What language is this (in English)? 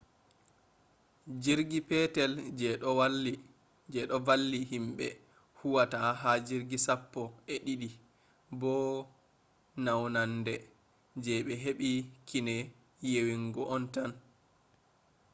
Fula